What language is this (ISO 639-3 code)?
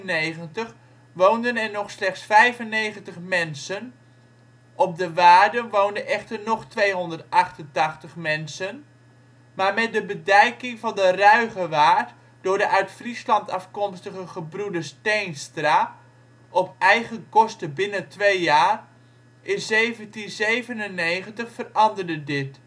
nld